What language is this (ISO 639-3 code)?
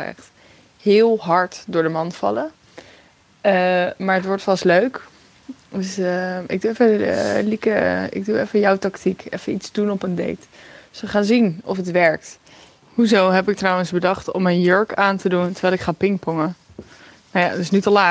nld